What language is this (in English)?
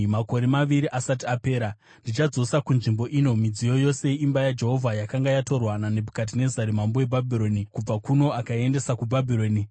Shona